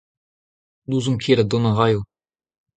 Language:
Breton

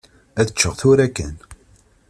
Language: Kabyle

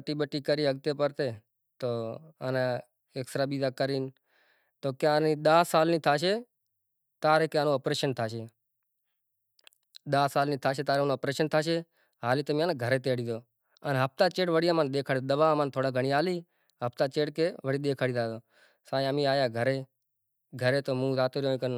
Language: Kachi Koli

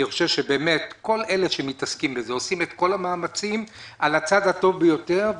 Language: Hebrew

